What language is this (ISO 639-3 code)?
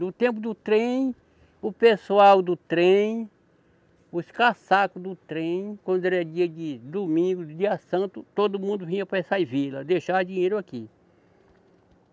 por